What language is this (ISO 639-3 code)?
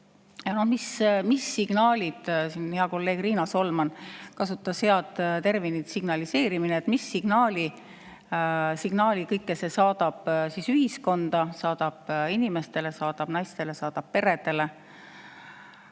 est